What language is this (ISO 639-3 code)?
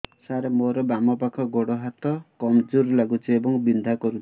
ori